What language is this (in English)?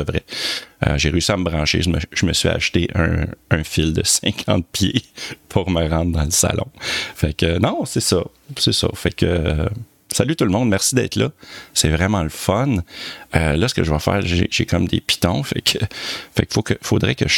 French